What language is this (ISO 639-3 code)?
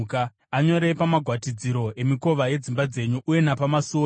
sna